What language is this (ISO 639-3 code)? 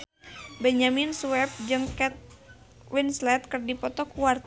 sun